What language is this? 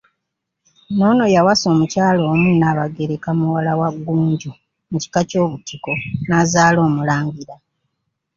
Ganda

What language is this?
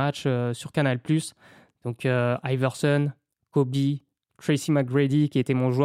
French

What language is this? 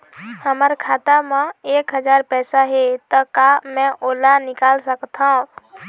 Chhattisgarhi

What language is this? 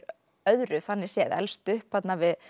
Icelandic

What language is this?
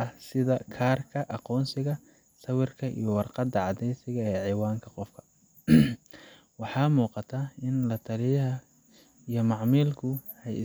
Somali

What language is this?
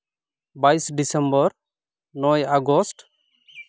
Santali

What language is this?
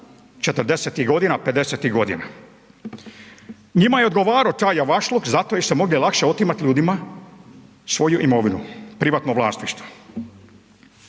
Croatian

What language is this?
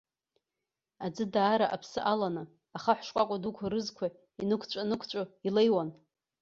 Abkhazian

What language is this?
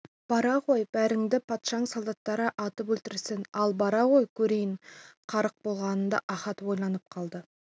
Kazakh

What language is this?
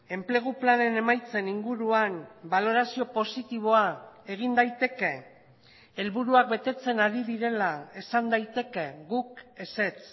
Basque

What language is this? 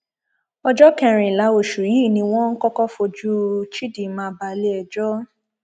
Yoruba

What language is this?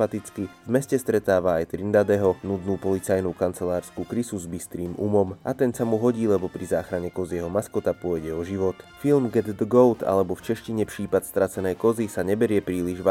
Slovak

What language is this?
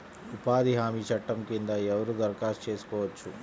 Telugu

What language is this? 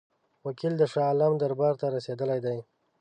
Pashto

